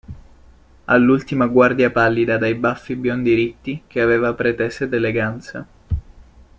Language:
Italian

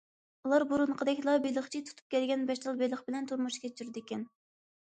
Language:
Uyghur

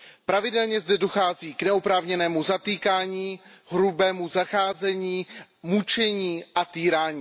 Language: Czech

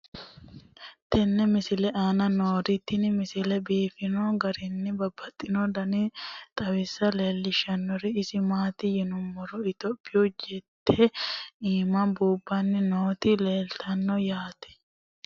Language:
Sidamo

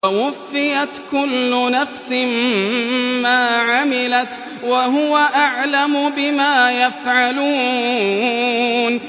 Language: Arabic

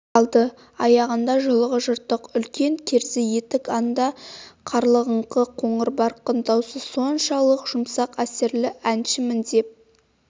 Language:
Kazakh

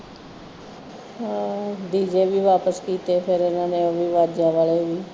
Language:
Punjabi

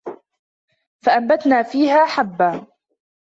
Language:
Arabic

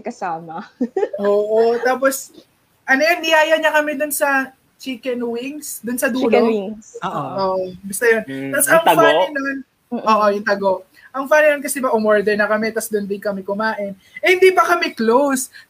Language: Filipino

